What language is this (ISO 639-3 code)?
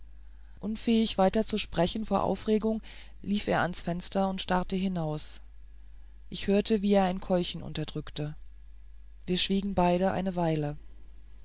deu